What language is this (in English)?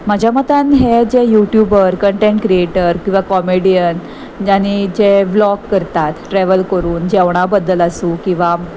Konkani